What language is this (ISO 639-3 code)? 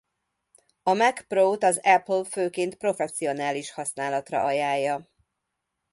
hun